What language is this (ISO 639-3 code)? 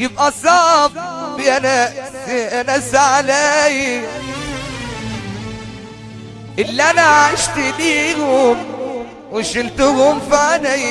ara